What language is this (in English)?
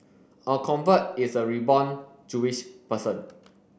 English